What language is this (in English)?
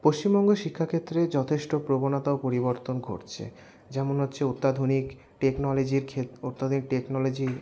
Bangla